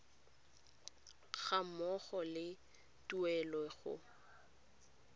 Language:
Tswana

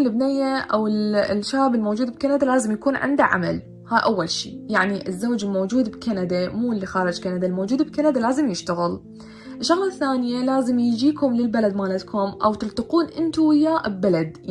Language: Arabic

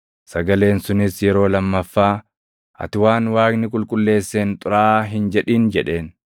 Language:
Oromo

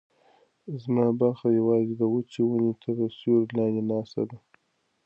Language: Pashto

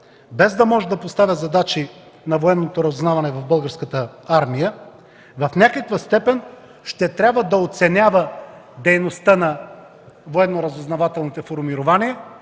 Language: Bulgarian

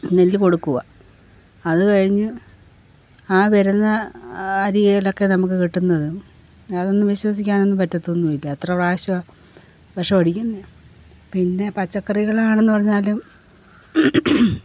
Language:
Malayalam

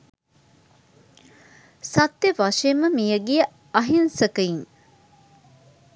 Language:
Sinhala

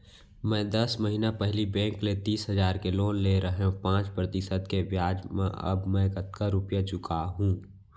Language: Chhattisgarhi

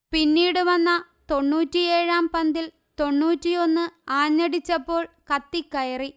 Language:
Malayalam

